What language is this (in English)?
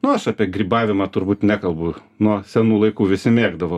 Lithuanian